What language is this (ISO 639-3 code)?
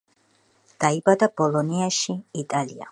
kat